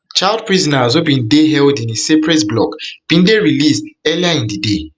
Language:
Nigerian Pidgin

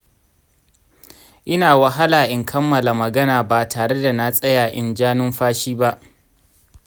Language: Hausa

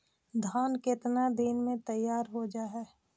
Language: Magahi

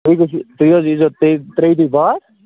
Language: Kashmiri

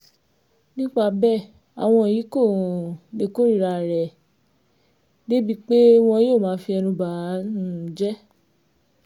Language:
Yoruba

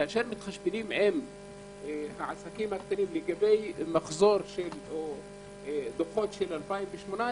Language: Hebrew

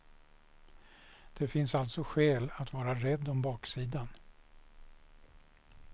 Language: Swedish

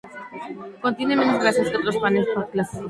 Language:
Spanish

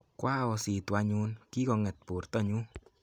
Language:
Kalenjin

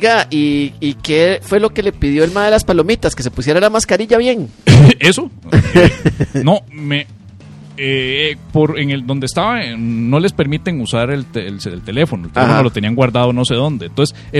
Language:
Spanish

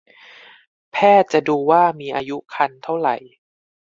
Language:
Thai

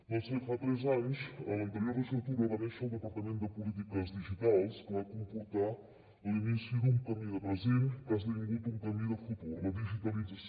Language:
Catalan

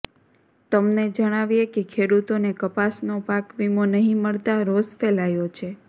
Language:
Gujarati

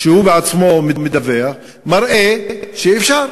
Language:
Hebrew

